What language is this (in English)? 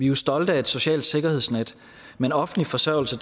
Danish